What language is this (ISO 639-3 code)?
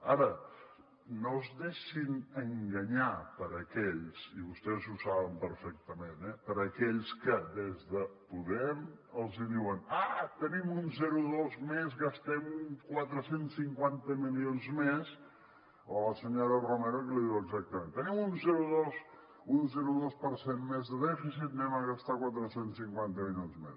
cat